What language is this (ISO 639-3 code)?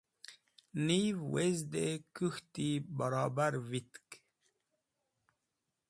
wbl